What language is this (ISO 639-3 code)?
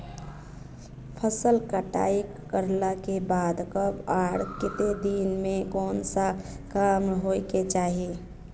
mag